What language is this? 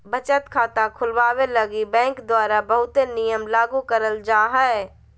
Magahi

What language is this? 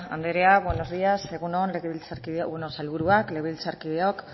Basque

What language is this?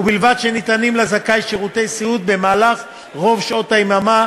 Hebrew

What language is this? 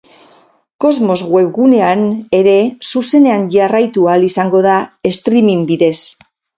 Basque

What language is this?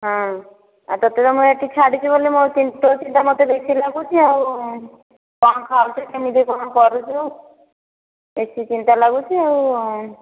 Odia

